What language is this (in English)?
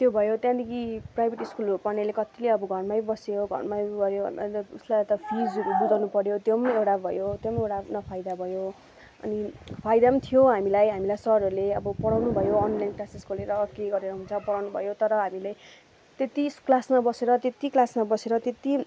Nepali